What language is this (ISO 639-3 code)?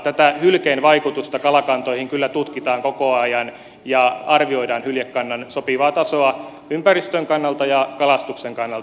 fin